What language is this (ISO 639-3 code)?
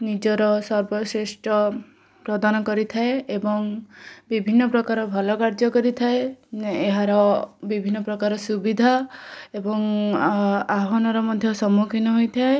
ori